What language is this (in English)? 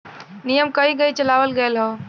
Bhojpuri